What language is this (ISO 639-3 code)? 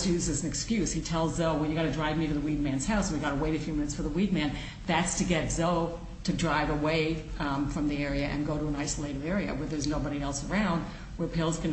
eng